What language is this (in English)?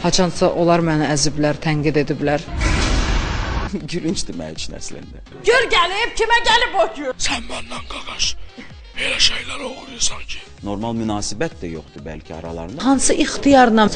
Turkish